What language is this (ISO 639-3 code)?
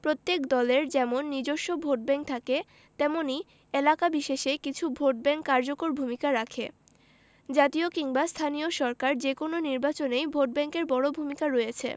ben